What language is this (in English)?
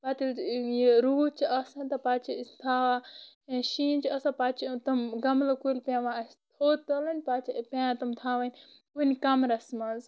Kashmiri